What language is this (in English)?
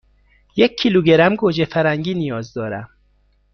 Persian